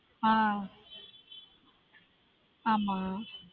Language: Tamil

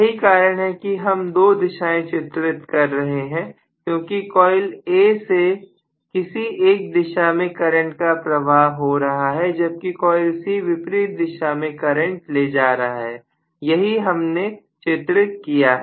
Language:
Hindi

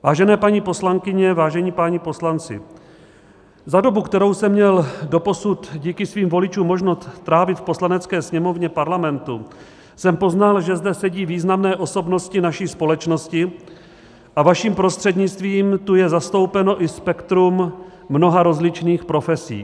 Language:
Czech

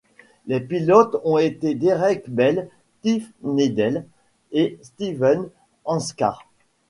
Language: French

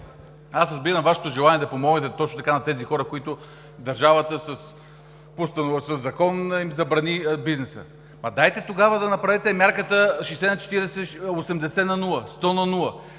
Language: Bulgarian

